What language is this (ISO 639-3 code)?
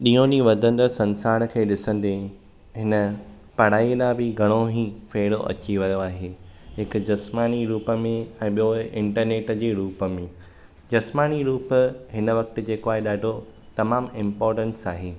snd